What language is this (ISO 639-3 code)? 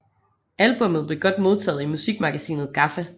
dan